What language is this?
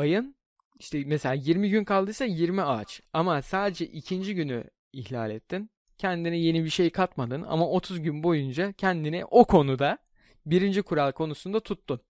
Turkish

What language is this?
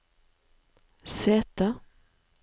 Norwegian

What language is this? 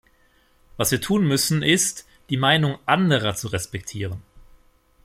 German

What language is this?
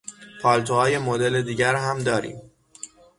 Persian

